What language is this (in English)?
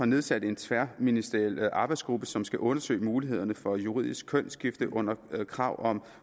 Danish